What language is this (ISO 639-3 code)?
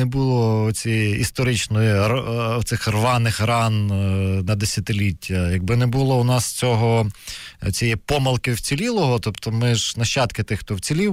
ukr